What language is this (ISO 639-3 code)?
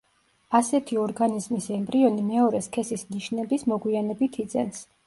kat